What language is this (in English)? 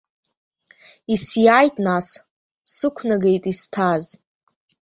Abkhazian